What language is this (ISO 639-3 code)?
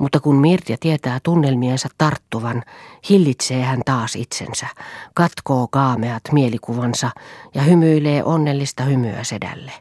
fin